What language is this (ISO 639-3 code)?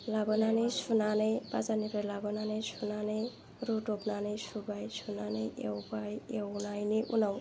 brx